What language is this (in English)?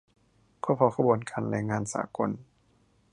Thai